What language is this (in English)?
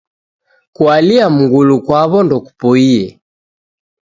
Taita